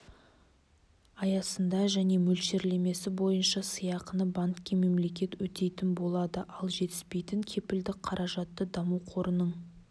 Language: Kazakh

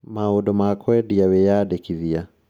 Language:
Kikuyu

